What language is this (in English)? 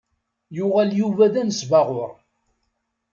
Kabyle